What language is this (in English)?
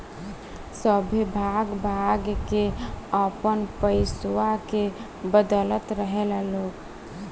Bhojpuri